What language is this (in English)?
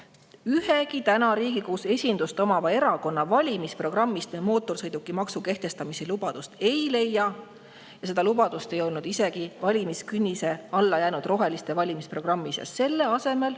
Estonian